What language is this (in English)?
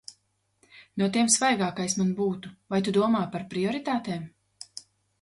Latvian